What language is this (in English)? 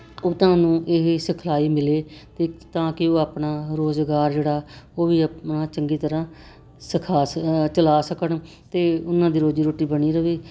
Punjabi